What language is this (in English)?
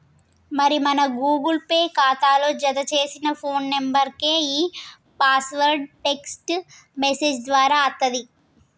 Telugu